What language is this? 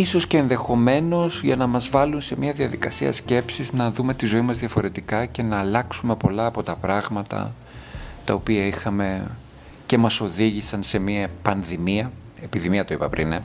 Greek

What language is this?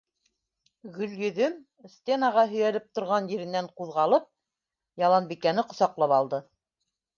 Bashkir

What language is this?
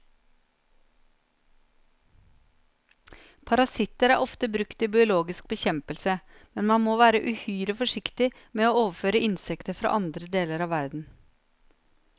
Norwegian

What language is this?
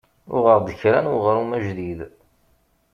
Kabyle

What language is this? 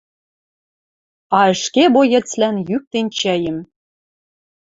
Western Mari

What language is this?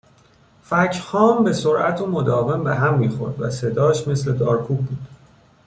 Persian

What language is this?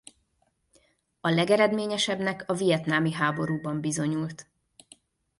Hungarian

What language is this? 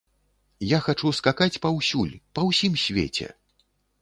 Belarusian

